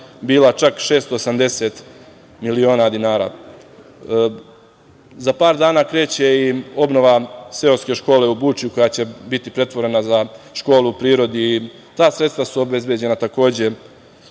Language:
Serbian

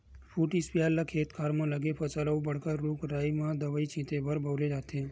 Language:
Chhattisgarhi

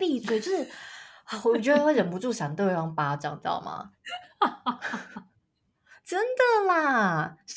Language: Chinese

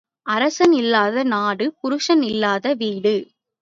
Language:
Tamil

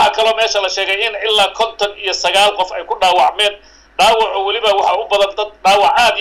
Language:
Arabic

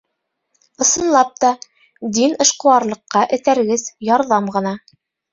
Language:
Bashkir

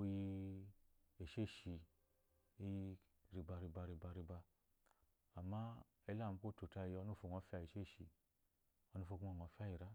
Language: Eloyi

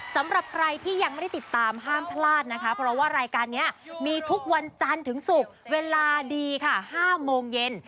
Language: Thai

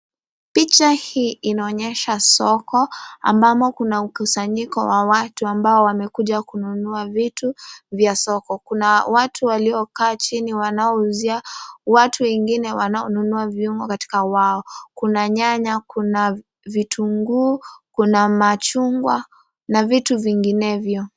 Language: Swahili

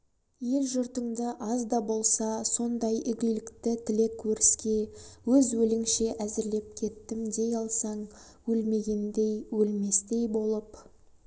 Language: Kazakh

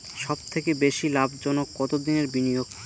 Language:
Bangla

